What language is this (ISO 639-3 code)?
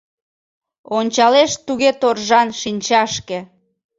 chm